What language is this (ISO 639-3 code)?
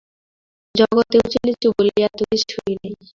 ben